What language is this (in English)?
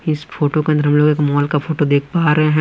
Hindi